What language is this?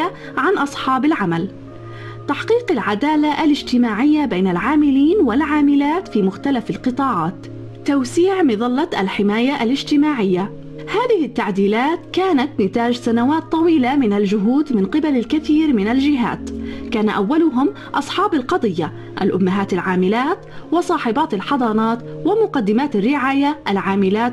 Arabic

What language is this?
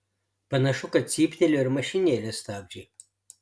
Lithuanian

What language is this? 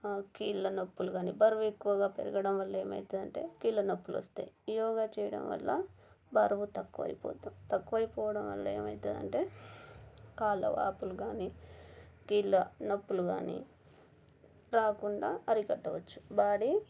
Telugu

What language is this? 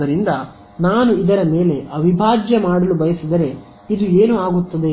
Kannada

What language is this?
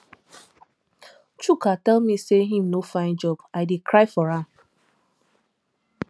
Nigerian Pidgin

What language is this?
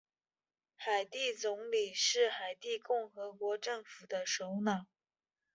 Chinese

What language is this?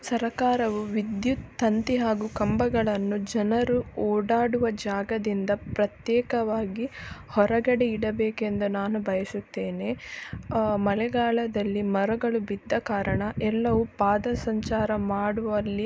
Kannada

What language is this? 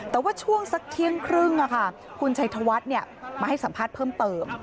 Thai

